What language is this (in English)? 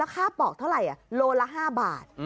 Thai